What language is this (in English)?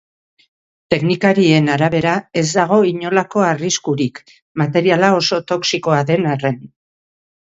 Basque